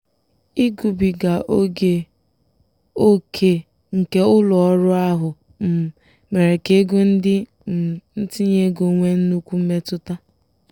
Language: Igbo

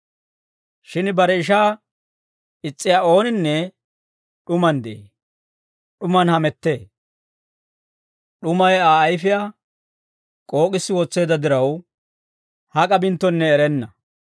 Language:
Dawro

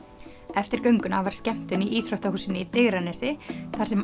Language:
Icelandic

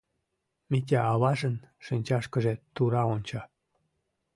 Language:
Mari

